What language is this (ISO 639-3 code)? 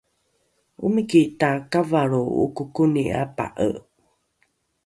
dru